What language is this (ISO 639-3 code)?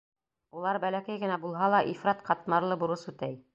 bak